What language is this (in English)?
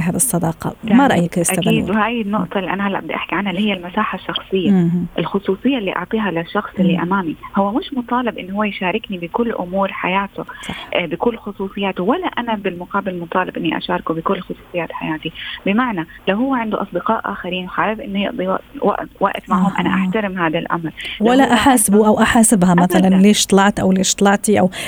Arabic